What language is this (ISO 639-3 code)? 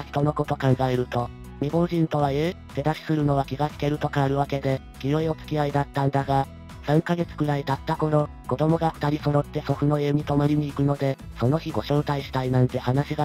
jpn